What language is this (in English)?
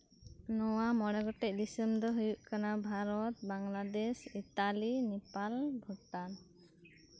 Santali